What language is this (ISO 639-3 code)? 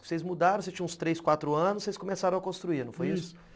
por